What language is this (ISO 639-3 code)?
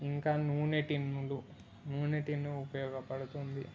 tel